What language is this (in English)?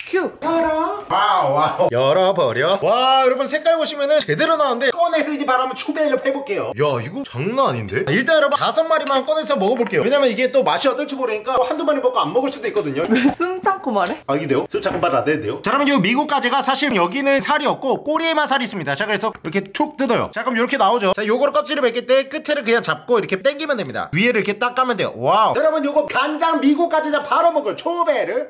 Korean